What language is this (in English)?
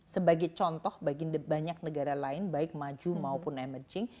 Indonesian